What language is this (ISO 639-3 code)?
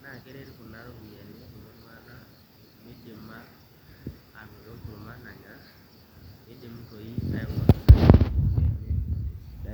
mas